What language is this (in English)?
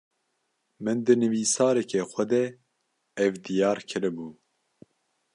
Kurdish